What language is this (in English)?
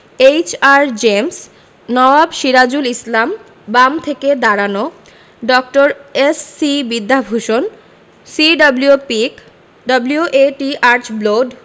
Bangla